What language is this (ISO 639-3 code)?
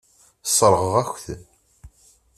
kab